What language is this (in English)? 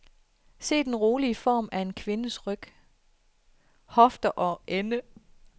Danish